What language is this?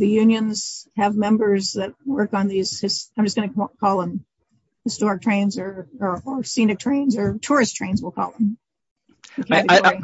English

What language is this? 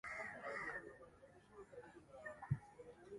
Swahili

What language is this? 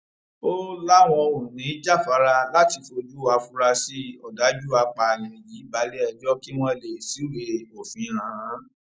Yoruba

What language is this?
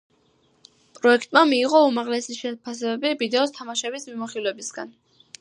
Georgian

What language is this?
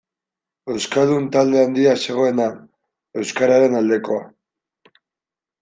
Basque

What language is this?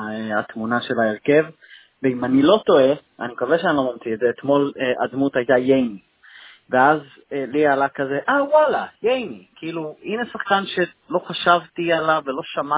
Hebrew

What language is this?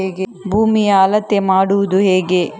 Kannada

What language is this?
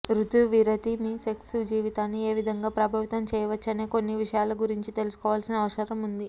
Telugu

